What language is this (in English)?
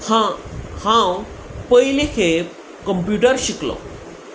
Konkani